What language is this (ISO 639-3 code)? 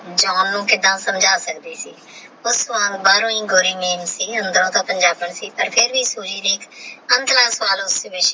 pan